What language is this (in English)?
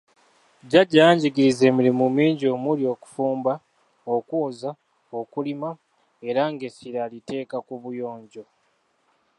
Ganda